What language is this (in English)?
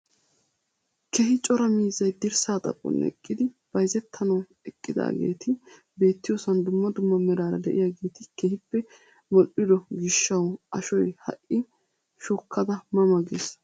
Wolaytta